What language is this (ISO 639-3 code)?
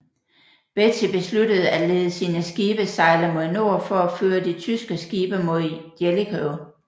dan